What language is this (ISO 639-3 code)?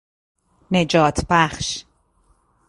fas